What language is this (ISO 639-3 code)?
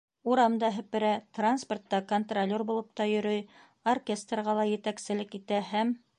bak